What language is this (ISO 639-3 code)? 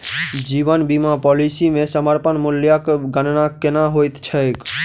mai